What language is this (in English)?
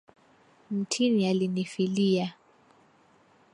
Swahili